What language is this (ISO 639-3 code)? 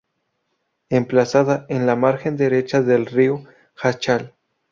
spa